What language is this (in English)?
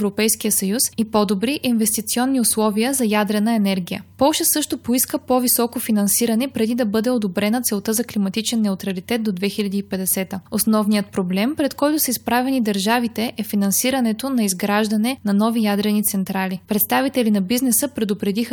Bulgarian